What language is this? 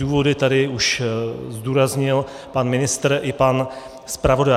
Czech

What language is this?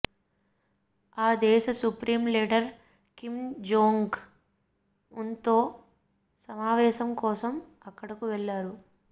Telugu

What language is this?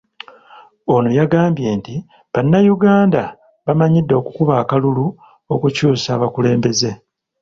Ganda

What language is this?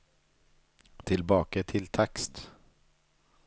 Norwegian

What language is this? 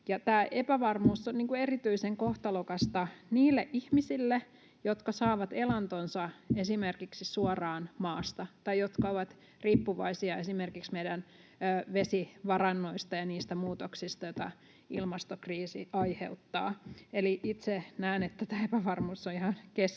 Finnish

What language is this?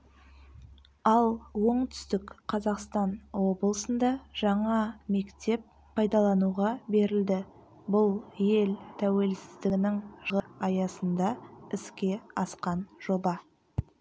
Kazakh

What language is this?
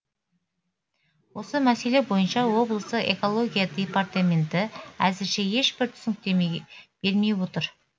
Kazakh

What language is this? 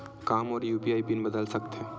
Chhattisgarhi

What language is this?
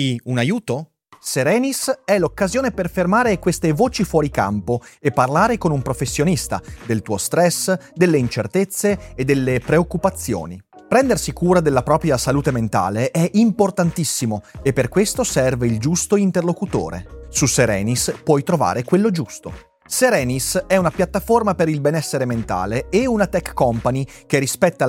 Italian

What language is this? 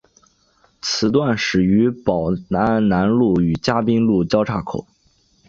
Chinese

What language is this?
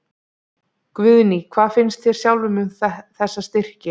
Icelandic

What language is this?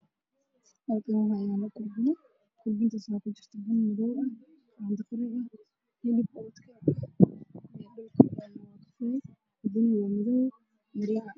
Somali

